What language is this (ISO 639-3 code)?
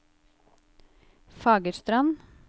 nor